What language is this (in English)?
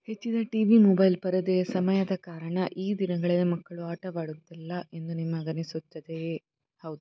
Kannada